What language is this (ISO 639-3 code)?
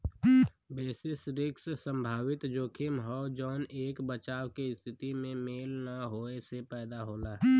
bho